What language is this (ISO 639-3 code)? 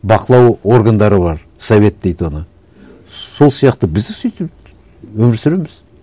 kaz